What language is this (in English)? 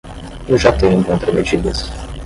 Portuguese